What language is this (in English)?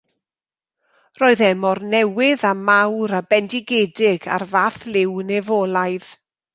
Welsh